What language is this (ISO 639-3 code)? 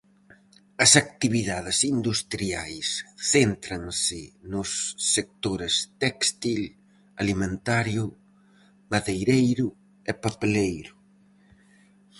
glg